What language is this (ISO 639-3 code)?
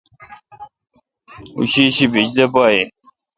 xka